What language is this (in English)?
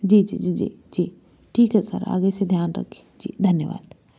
Hindi